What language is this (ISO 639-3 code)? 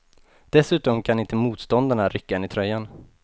swe